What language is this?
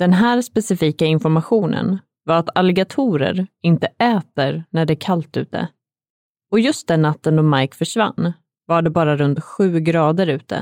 Swedish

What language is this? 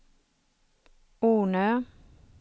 Swedish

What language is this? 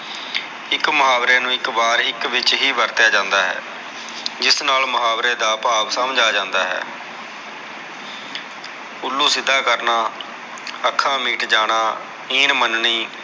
Punjabi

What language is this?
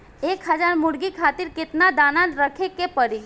Bhojpuri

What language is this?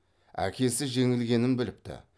Kazakh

